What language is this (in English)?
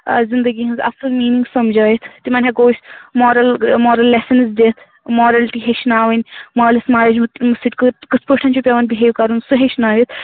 Kashmiri